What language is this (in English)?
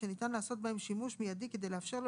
Hebrew